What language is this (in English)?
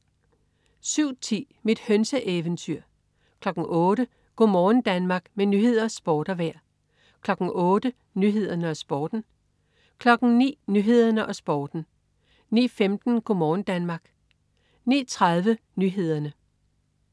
Danish